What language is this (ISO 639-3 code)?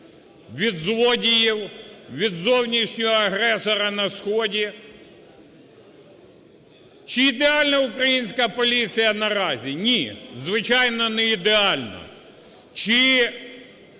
ukr